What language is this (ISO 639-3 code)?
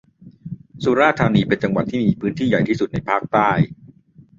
tha